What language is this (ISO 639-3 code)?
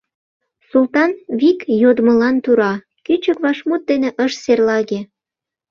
chm